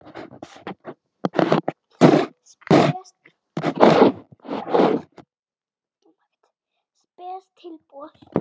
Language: Icelandic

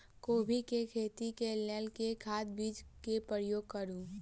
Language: Maithili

